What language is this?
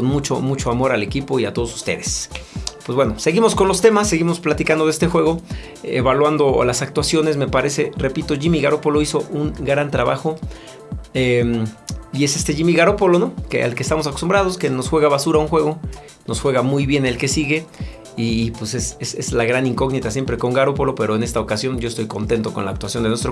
Spanish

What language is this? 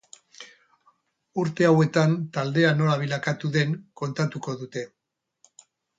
Basque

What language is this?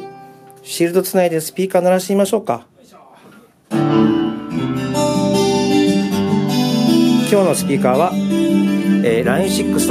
Japanese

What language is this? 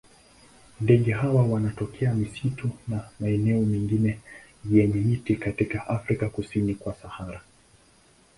Swahili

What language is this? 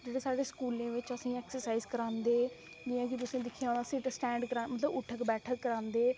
Dogri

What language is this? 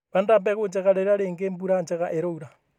Kikuyu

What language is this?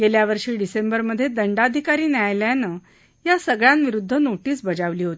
Marathi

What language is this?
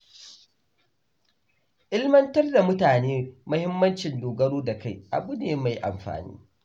Hausa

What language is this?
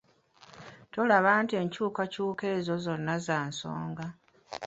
Ganda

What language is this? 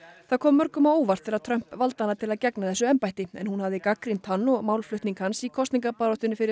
Icelandic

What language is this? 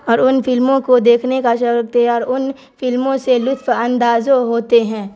Urdu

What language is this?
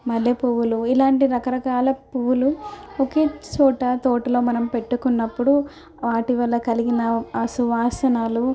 Telugu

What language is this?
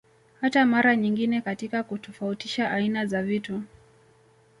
Swahili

